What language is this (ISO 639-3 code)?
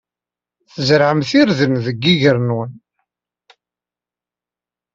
kab